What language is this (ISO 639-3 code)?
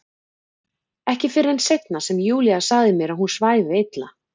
isl